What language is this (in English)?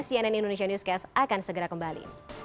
Indonesian